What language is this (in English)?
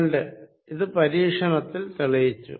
Malayalam